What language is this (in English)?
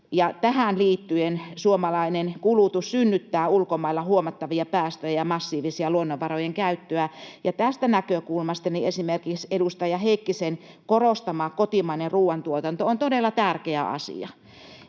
Finnish